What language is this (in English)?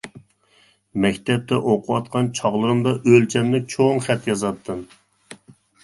Uyghur